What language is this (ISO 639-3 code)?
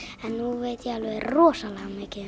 isl